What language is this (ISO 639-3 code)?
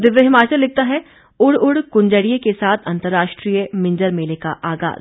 hin